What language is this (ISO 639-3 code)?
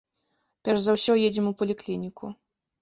bel